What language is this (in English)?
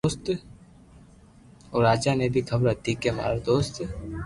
Loarki